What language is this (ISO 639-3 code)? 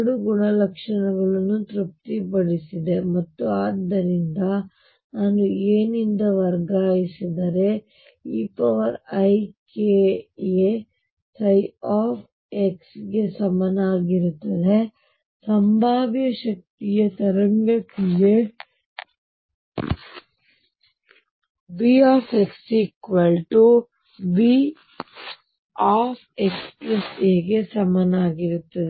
kan